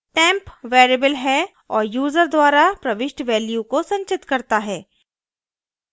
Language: Hindi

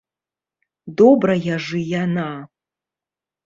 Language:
Belarusian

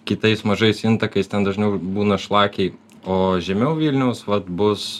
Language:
Lithuanian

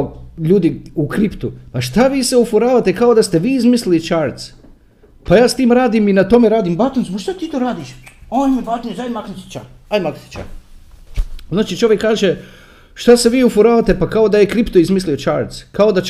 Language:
Croatian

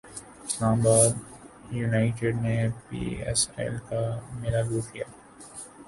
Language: Urdu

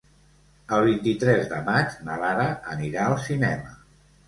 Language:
Catalan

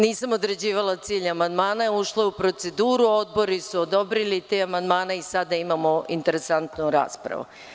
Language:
Serbian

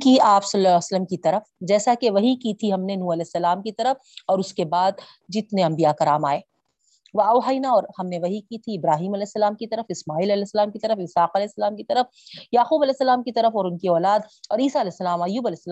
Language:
Urdu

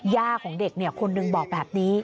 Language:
Thai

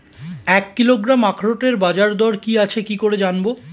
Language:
Bangla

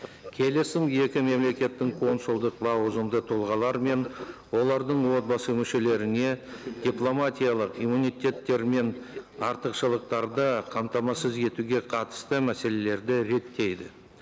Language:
Kazakh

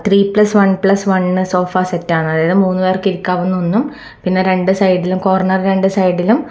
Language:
Malayalam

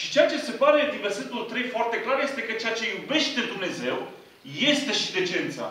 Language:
Romanian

